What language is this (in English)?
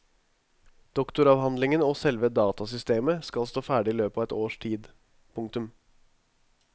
Norwegian